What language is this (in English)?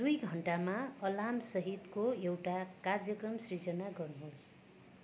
Nepali